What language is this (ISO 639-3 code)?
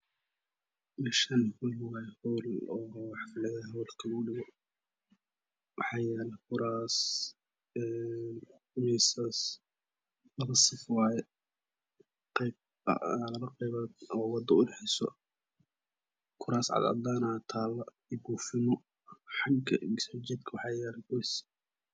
som